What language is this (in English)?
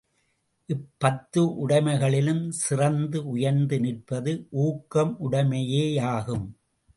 Tamil